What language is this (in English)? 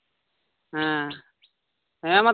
Santali